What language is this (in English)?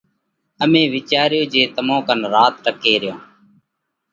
Parkari Koli